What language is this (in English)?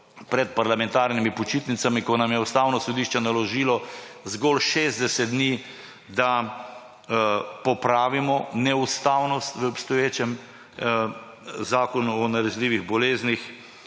Slovenian